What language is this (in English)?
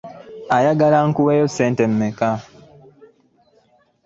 Ganda